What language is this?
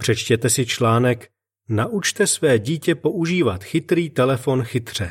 Czech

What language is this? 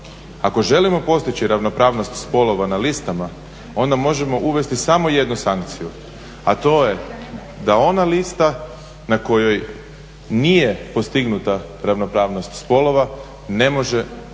Croatian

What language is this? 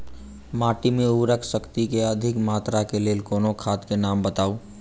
Maithili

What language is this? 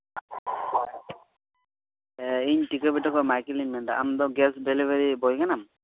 Santali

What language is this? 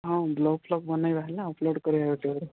Odia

